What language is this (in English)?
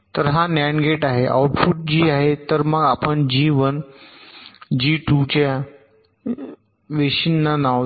Marathi